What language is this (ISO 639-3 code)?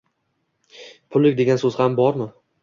uzb